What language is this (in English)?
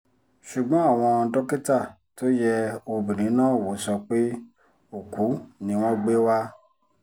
Yoruba